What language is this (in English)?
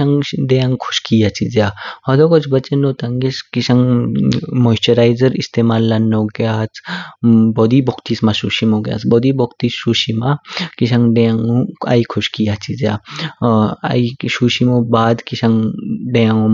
Kinnauri